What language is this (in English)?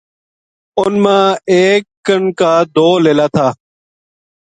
Gujari